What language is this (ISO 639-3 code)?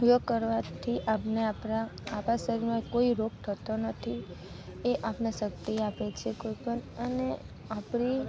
guj